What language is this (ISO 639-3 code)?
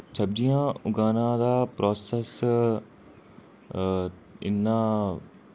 doi